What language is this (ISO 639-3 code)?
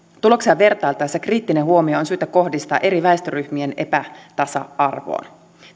fin